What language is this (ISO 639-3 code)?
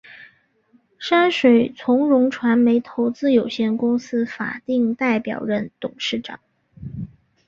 zho